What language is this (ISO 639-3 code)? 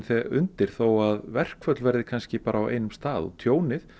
isl